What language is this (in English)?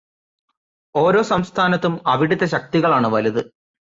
Malayalam